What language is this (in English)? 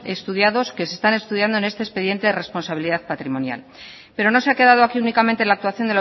Spanish